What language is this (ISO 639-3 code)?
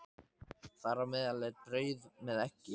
isl